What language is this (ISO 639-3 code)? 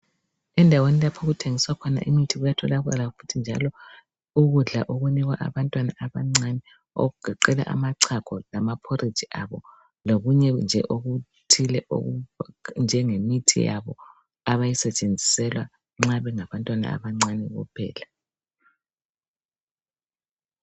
nde